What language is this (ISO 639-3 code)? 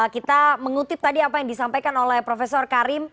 ind